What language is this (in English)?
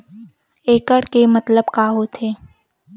Chhattisgarhi